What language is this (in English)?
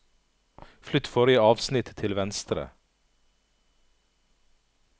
Norwegian